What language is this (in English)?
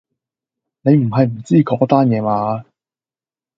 Cantonese